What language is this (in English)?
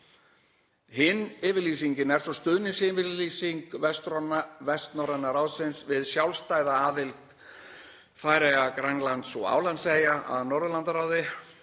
Icelandic